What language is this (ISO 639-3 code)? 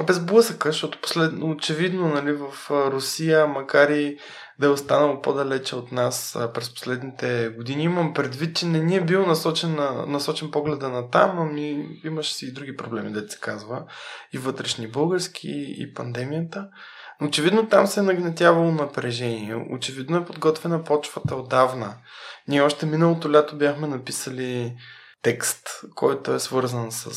bul